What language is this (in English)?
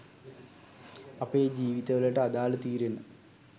Sinhala